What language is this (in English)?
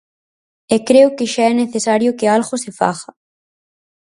Galician